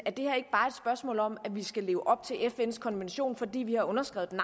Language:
Danish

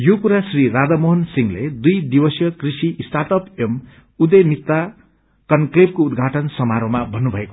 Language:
Nepali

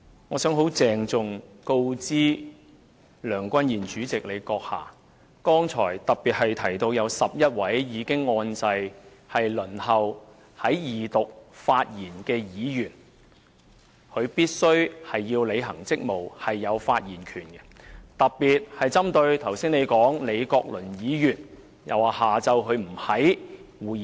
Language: Cantonese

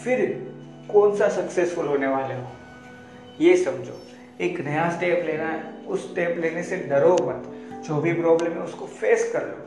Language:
Hindi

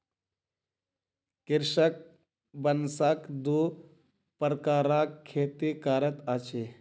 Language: Maithili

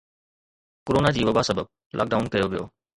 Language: Sindhi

